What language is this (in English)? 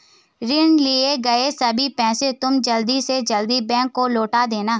Hindi